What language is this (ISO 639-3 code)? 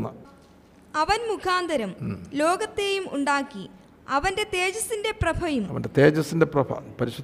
mal